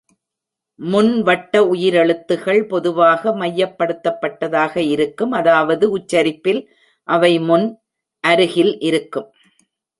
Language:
Tamil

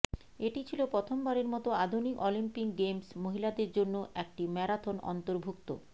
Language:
Bangla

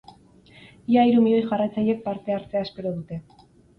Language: Basque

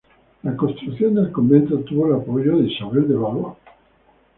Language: Spanish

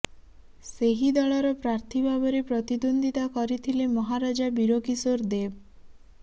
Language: Odia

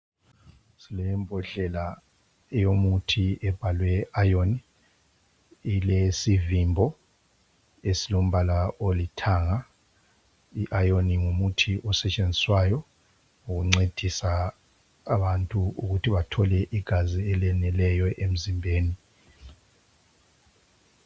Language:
North Ndebele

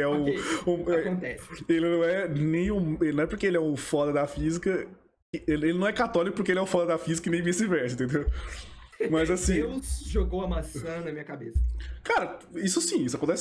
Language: Portuguese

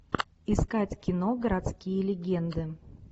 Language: Russian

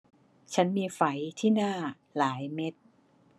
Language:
Thai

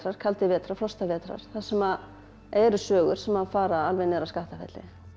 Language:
Icelandic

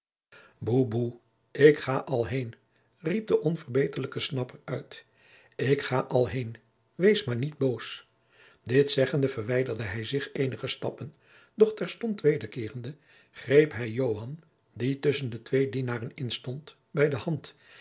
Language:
Dutch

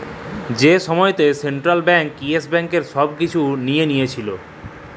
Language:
Bangla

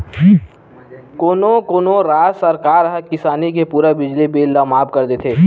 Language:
Chhattisgarhi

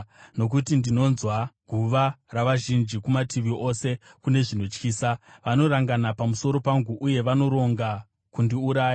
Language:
Shona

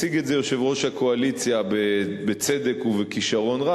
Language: Hebrew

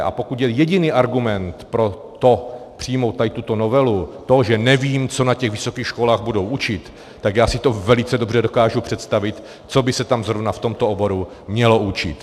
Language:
Czech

